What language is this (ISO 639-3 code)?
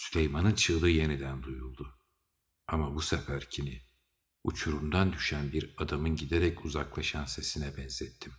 tur